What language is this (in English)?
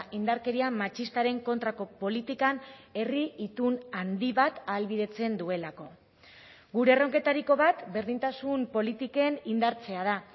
Basque